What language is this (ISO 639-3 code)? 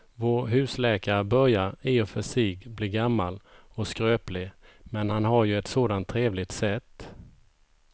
swe